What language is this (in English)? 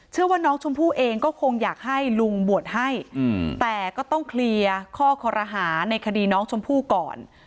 Thai